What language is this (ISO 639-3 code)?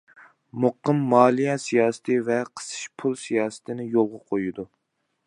uig